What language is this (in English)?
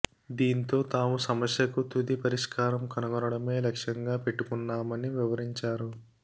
Telugu